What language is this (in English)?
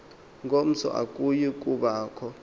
Xhosa